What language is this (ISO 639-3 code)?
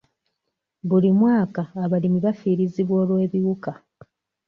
lug